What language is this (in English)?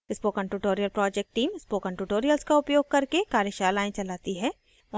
Hindi